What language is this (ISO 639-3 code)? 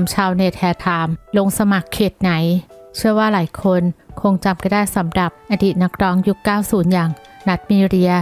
tha